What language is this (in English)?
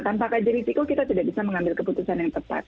Indonesian